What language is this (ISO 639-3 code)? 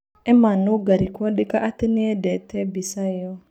kik